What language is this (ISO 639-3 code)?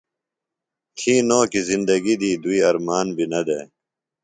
phl